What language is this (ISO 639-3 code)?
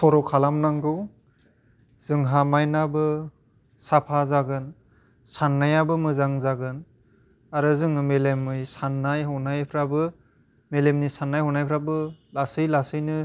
brx